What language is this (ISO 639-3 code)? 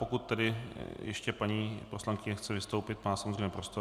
ces